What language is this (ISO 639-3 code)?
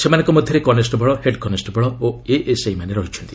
ori